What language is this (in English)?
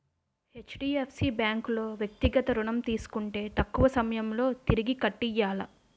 Telugu